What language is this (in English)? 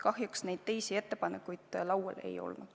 Estonian